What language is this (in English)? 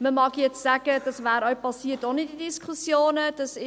Swiss German